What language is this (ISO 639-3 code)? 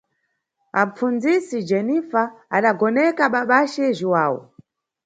nyu